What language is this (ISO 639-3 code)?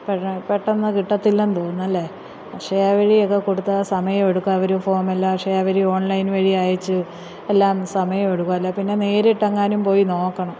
mal